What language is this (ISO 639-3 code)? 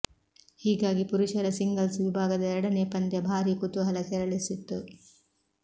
kan